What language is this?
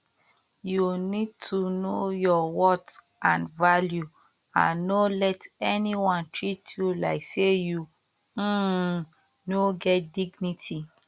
Nigerian Pidgin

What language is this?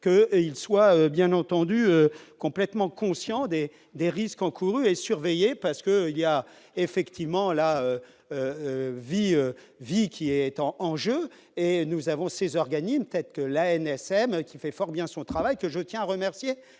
French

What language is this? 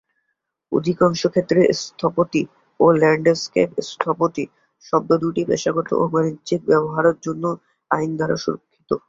Bangla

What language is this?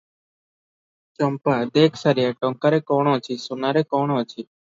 Odia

